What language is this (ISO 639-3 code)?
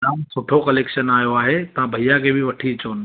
snd